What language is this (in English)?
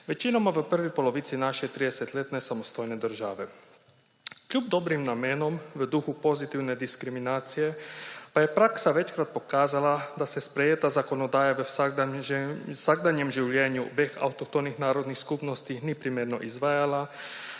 Slovenian